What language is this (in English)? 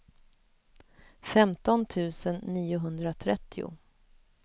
Swedish